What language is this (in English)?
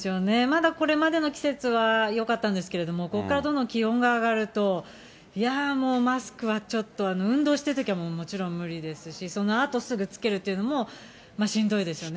Japanese